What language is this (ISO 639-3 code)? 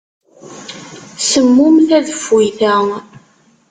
kab